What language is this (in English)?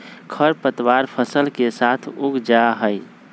Magahi